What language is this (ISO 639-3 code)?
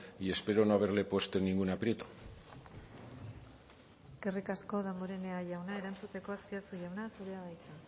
eus